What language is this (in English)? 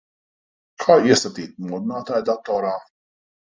Latvian